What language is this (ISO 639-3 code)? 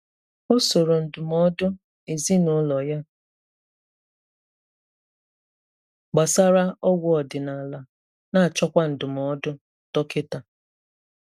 ibo